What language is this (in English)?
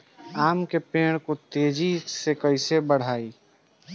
Bhojpuri